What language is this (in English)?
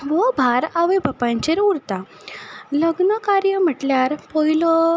Konkani